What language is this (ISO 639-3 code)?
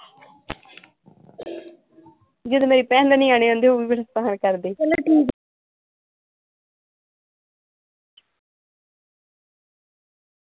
pan